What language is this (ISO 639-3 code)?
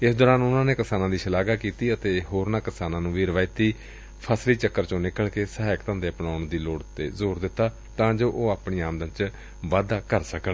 pan